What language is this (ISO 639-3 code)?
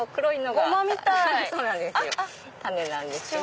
jpn